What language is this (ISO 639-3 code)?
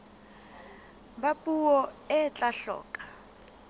sot